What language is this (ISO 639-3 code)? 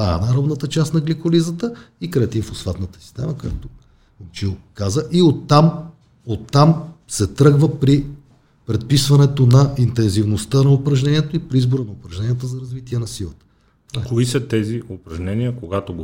bul